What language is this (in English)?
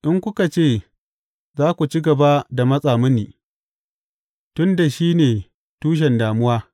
Hausa